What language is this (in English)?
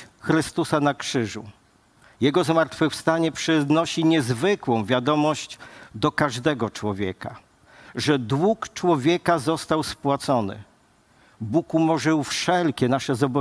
Polish